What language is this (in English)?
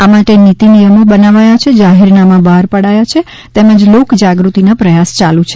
Gujarati